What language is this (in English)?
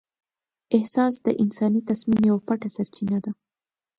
Pashto